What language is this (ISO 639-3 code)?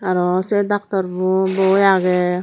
ccp